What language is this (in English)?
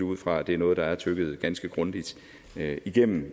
Danish